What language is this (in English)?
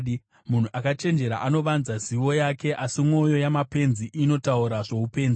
Shona